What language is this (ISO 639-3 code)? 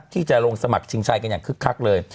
tha